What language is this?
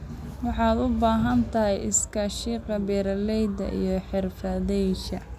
Somali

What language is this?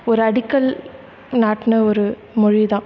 Tamil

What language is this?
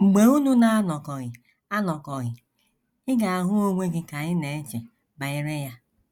Igbo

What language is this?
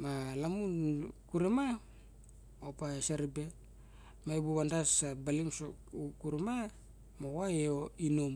Barok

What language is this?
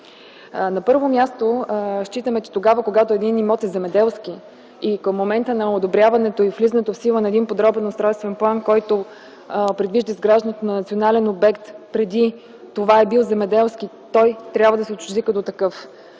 Bulgarian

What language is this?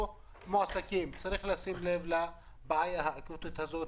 Hebrew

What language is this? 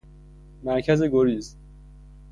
Persian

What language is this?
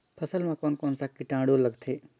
Chhattisgarhi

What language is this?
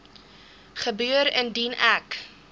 Afrikaans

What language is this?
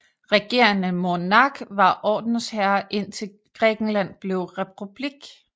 Danish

